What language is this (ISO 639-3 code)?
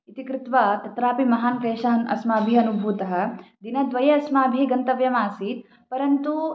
san